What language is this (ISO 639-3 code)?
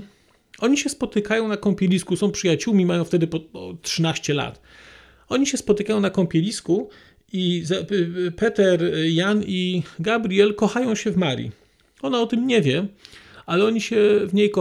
pol